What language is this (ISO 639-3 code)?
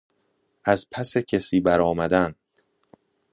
fas